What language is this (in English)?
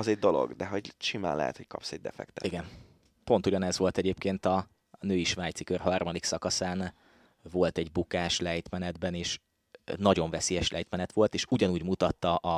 Hungarian